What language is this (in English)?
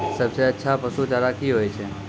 Maithili